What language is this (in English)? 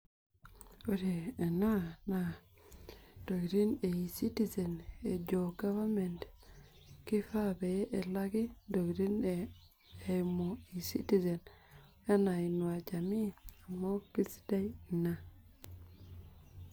Masai